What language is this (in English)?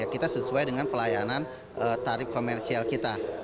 Indonesian